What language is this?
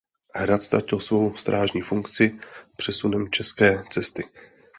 Czech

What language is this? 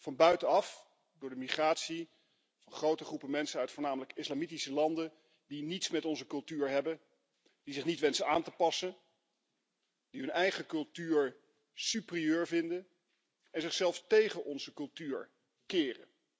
Dutch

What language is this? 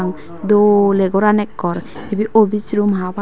Chakma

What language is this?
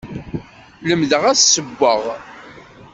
Kabyle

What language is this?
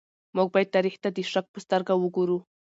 Pashto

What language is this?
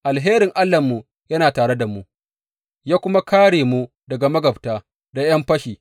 Hausa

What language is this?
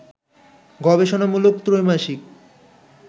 Bangla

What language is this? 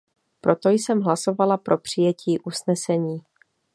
Czech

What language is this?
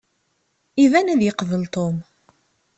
Kabyle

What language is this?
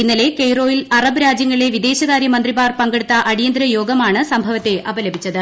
Malayalam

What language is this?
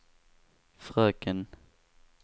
Swedish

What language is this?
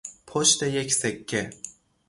Persian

